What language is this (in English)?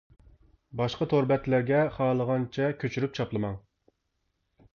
Uyghur